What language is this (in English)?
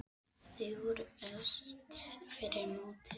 Icelandic